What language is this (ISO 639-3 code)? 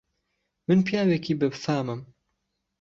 ckb